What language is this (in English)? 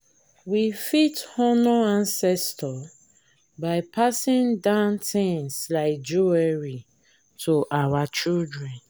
Nigerian Pidgin